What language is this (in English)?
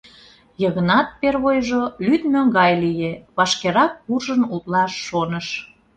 Mari